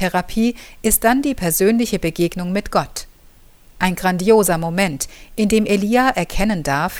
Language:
German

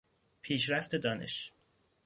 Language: Persian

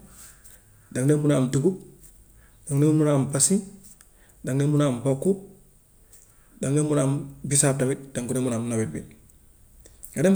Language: Gambian Wolof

